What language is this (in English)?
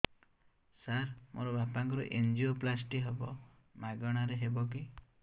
Odia